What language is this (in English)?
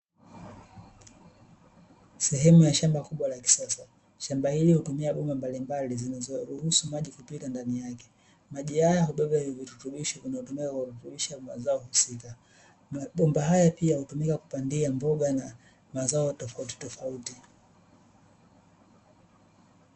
Swahili